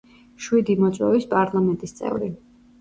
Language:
Georgian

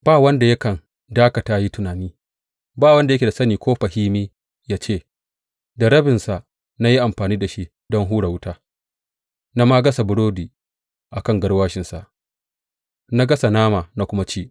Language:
Hausa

